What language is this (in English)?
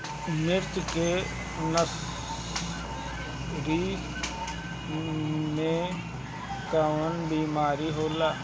Bhojpuri